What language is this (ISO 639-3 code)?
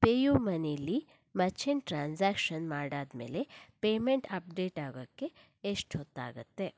kan